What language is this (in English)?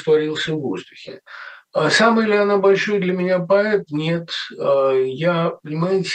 Russian